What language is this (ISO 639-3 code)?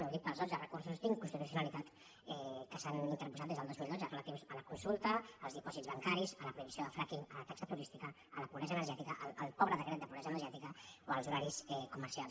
cat